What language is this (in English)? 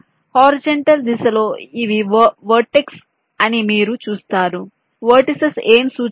Telugu